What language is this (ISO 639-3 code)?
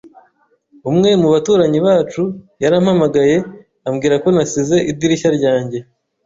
kin